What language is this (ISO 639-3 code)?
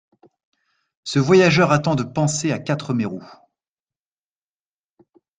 fra